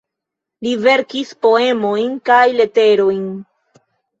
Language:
Esperanto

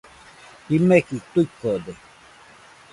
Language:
Nüpode Huitoto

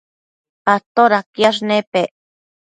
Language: Matsés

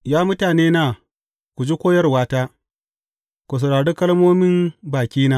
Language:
Hausa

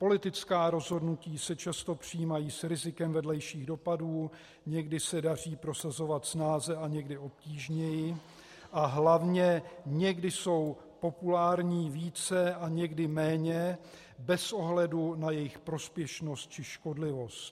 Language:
Czech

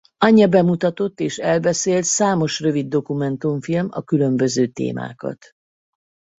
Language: Hungarian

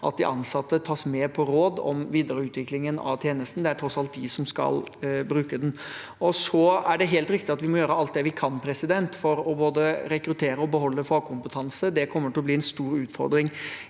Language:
Norwegian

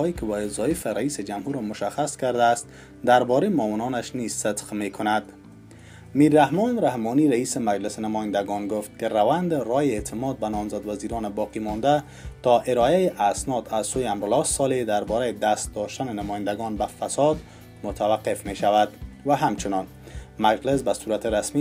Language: Persian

